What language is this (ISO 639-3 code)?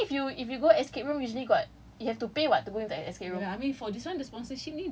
eng